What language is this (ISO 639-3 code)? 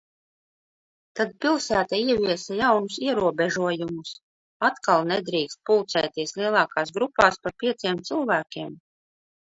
lav